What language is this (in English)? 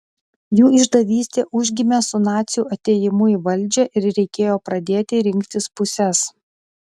Lithuanian